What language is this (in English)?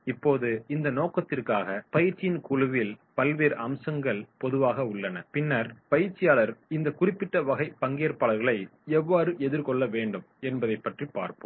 Tamil